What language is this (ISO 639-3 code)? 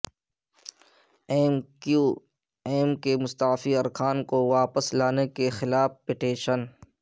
urd